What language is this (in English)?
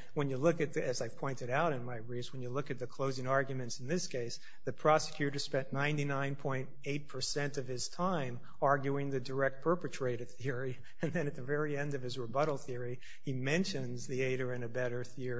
English